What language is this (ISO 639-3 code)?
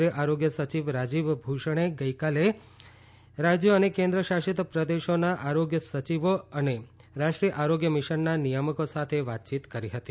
guj